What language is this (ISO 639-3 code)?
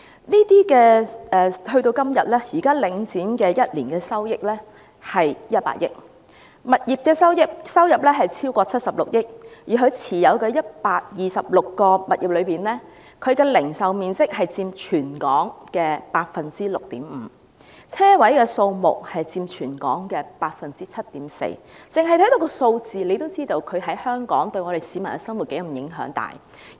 yue